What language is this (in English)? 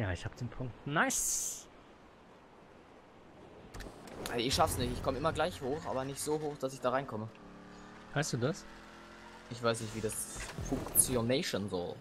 German